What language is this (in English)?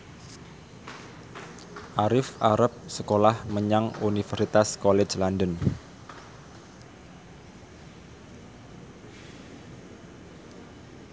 Javanese